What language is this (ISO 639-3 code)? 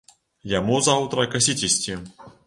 bel